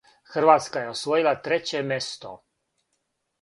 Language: Serbian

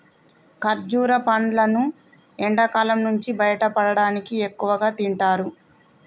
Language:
Telugu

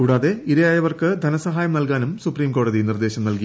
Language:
Malayalam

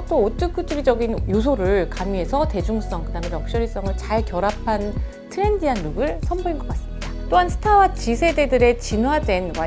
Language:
Korean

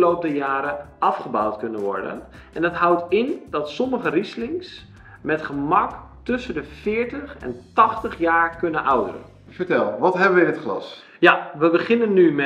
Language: Dutch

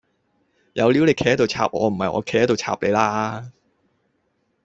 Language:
Cantonese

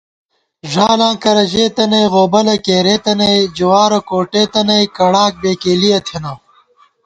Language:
Gawar-Bati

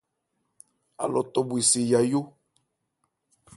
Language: Ebrié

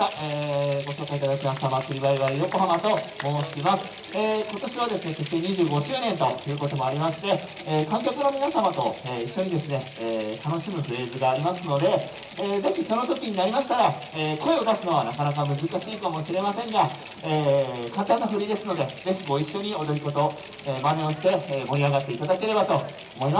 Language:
Japanese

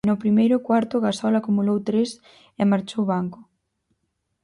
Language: Galician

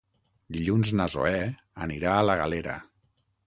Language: Catalan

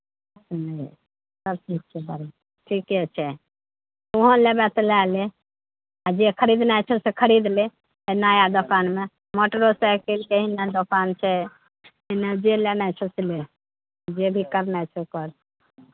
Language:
Maithili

